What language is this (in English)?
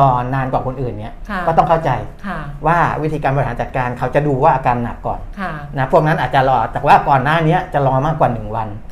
Thai